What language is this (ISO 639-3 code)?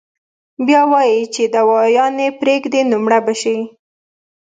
pus